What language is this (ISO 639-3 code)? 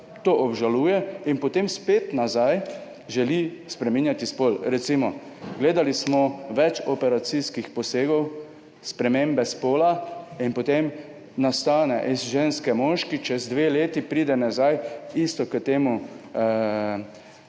slv